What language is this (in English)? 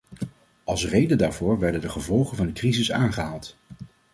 Dutch